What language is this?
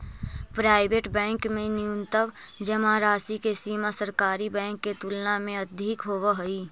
Magahi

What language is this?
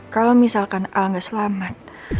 Indonesian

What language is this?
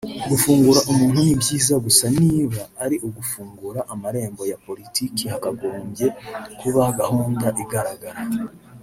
Kinyarwanda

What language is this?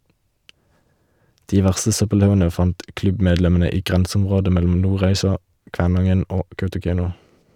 Norwegian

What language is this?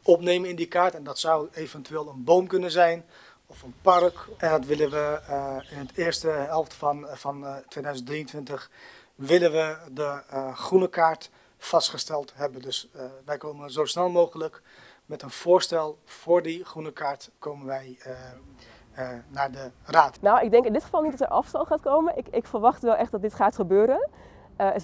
Dutch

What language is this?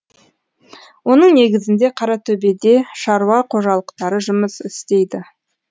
Kazakh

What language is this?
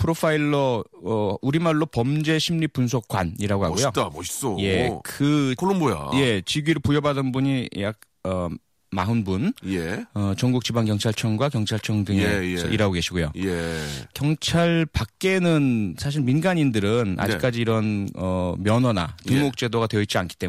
Korean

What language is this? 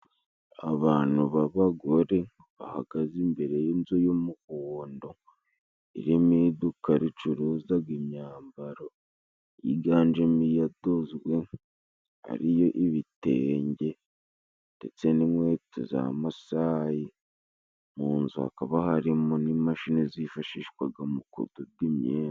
Kinyarwanda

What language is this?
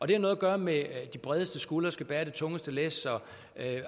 Danish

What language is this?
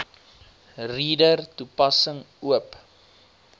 Afrikaans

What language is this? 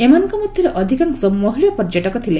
Odia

